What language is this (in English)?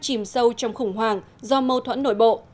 Vietnamese